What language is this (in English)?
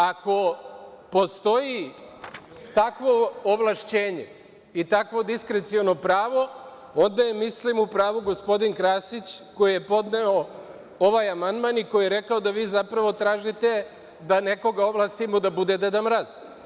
Serbian